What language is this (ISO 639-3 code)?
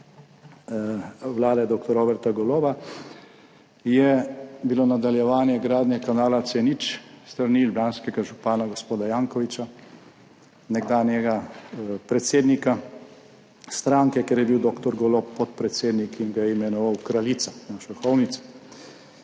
slv